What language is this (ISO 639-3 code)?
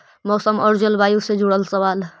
mag